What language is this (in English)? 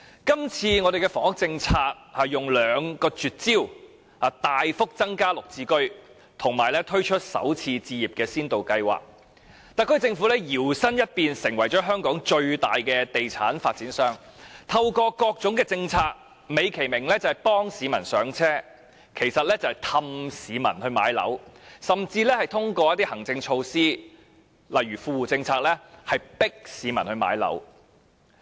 Cantonese